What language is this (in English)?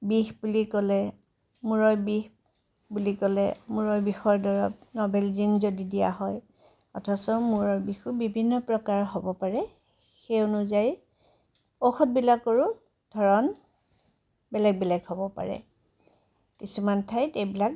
Assamese